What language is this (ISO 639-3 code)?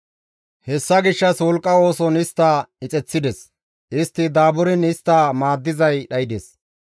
gmv